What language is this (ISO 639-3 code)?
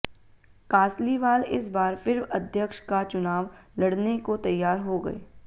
hin